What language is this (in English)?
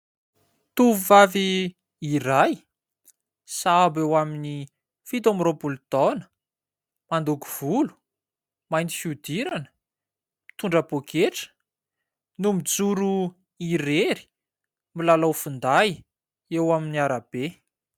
Malagasy